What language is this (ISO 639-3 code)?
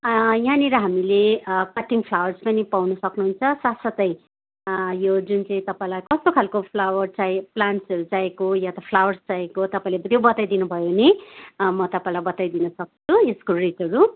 nep